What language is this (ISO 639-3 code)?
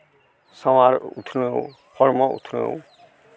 sat